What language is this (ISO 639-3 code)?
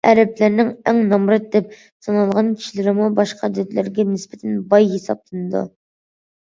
uig